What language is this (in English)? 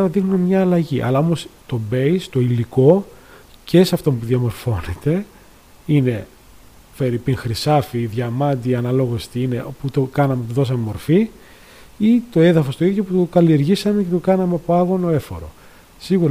Greek